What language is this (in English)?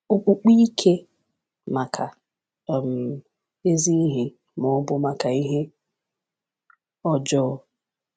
Igbo